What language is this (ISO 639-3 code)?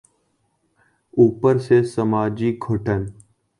urd